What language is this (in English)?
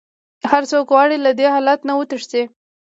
Pashto